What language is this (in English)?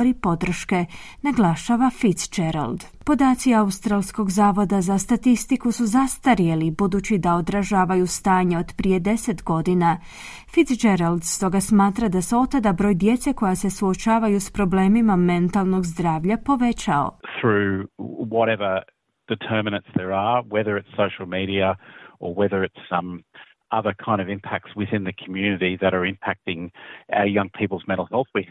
Croatian